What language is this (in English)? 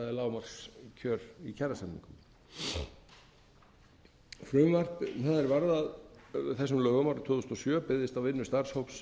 Icelandic